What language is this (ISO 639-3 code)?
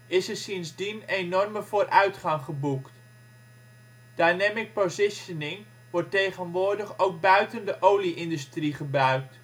nld